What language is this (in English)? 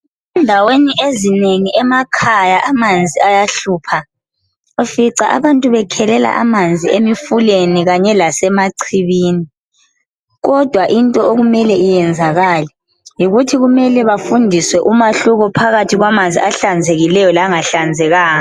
North Ndebele